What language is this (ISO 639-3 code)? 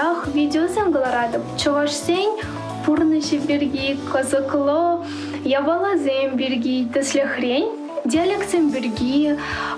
rus